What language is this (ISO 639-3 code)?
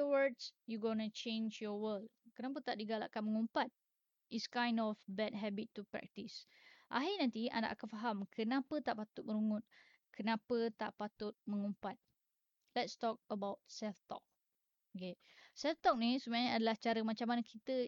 msa